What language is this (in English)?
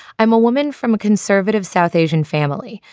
English